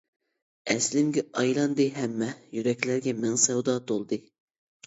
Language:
Uyghur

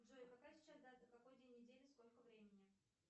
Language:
Russian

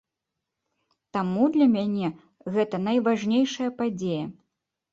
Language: Belarusian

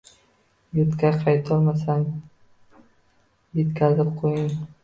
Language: Uzbek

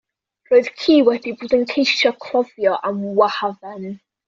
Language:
Welsh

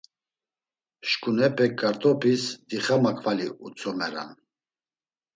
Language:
Laz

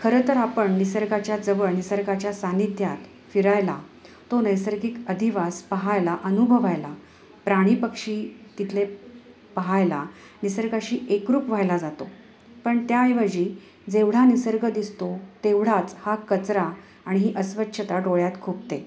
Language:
Marathi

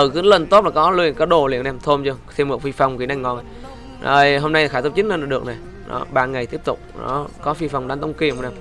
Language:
Vietnamese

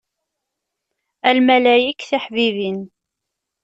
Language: Kabyle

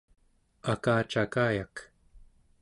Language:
Central Yupik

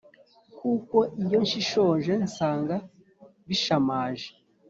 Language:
Kinyarwanda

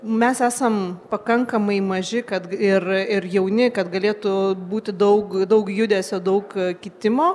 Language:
Lithuanian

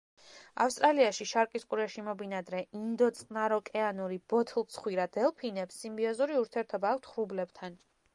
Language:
Georgian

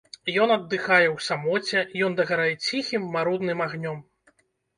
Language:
Belarusian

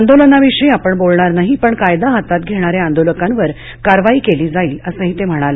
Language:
Marathi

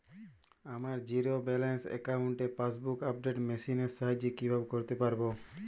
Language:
Bangla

